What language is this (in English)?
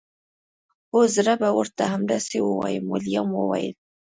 Pashto